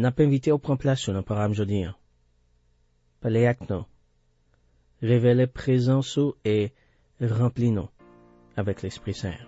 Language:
French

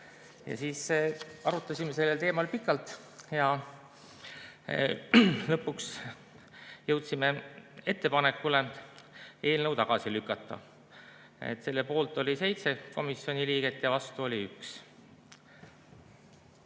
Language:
Estonian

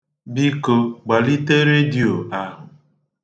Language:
Igbo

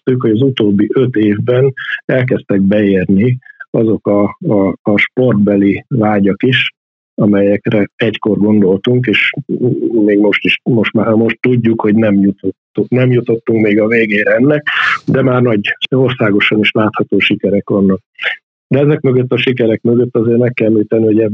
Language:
Hungarian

